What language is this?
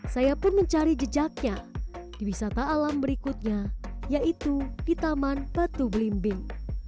Indonesian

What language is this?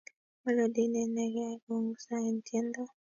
Kalenjin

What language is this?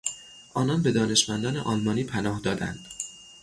Persian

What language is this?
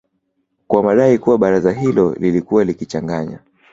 Swahili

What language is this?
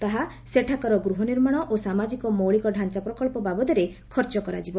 Odia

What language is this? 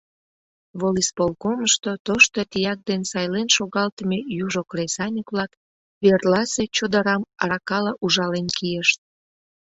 Mari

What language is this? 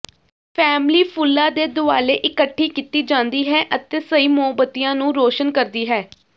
Punjabi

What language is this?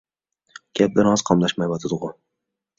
Uyghur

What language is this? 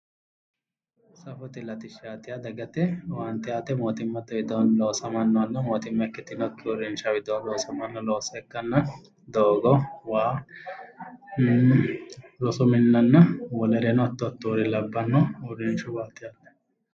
Sidamo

